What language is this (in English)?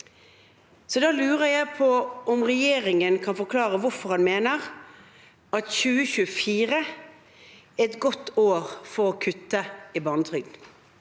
Norwegian